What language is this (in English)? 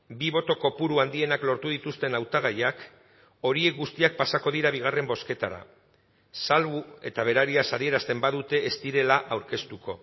Basque